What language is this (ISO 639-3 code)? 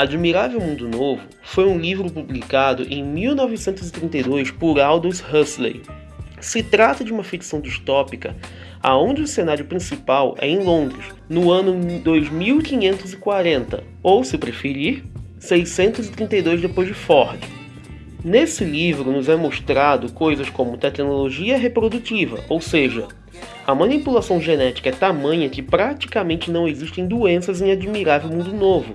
por